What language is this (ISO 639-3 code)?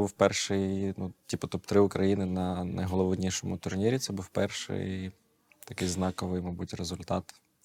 ukr